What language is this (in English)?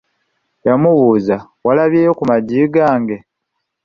Ganda